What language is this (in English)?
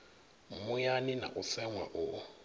Venda